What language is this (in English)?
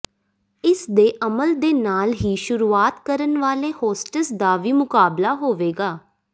Punjabi